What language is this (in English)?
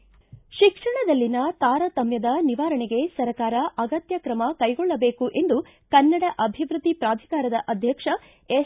Kannada